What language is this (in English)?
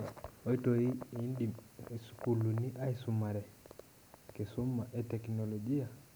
Masai